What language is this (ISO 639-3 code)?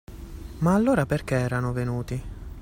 ita